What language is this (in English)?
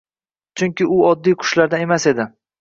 Uzbek